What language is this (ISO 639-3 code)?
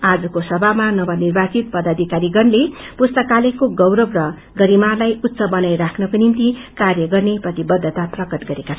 nep